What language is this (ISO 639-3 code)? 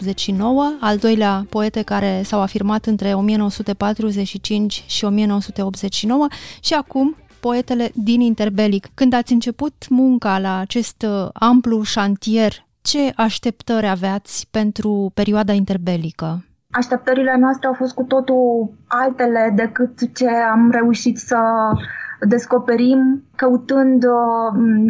ron